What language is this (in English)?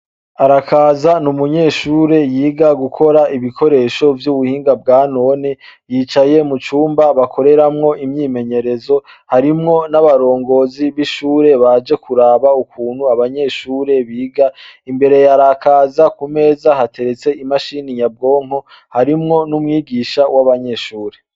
Rundi